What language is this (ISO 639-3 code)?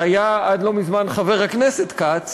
heb